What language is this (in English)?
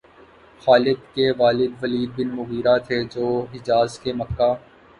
Urdu